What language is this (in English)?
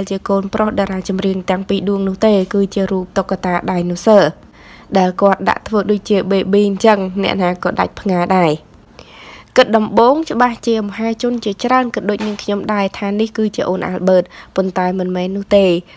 Vietnamese